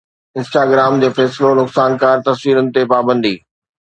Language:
Sindhi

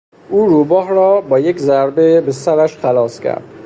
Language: Persian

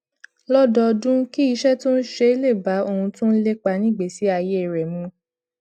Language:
Yoruba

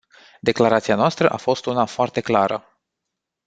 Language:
Romanian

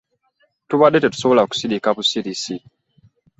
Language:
Ganda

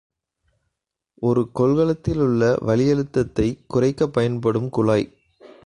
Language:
Tamil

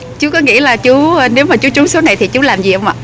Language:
Vietnamese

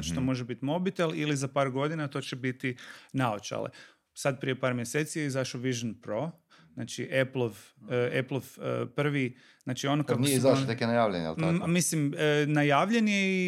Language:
Croatian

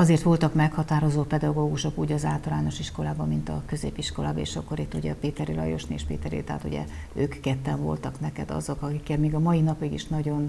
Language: Hungarian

